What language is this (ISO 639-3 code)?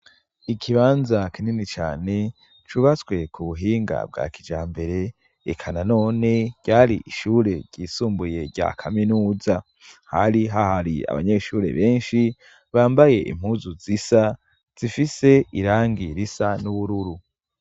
run